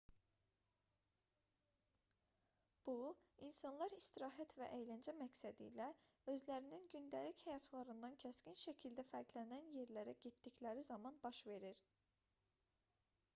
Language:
Azerbaijani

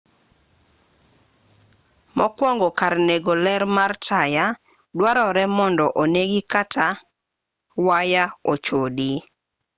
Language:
Luo (Kenya and Tanzania)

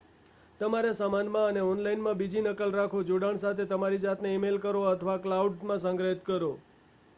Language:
Gujarati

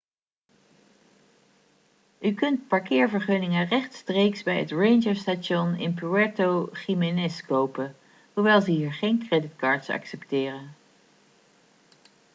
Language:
Dutch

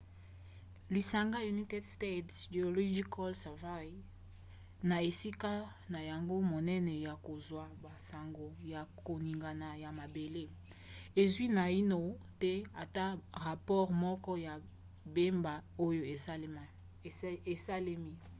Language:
Lingala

